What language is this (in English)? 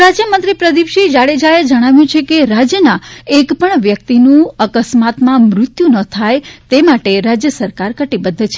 Gujarati